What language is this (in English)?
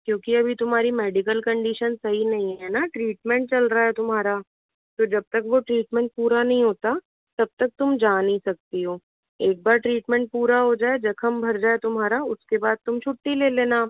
Hindi